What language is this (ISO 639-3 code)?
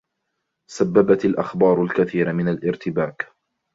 ara